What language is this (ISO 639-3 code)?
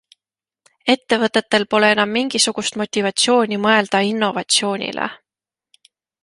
est